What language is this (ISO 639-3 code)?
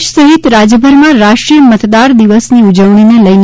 guj